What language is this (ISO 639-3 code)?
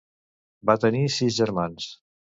cat